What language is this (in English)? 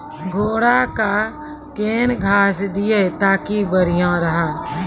Maithili